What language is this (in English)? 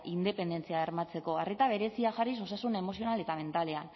Basque